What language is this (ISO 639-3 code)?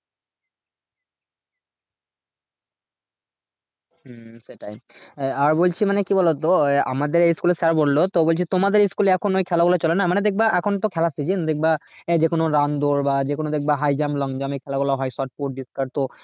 ben